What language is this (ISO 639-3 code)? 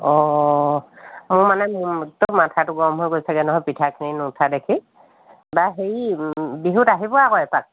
asm